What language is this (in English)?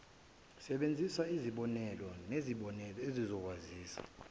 Zulu